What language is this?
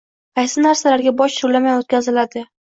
Uzbek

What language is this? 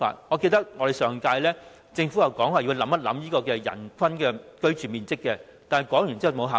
Cantonese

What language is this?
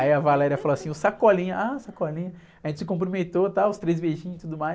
Portuguese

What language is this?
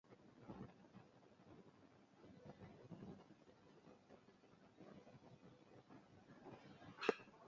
Luo (Kenya and Tanzania)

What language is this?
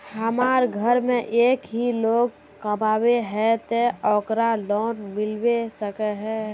Magahi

